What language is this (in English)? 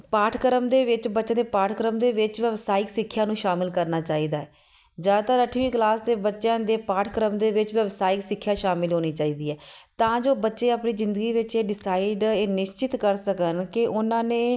Punjabi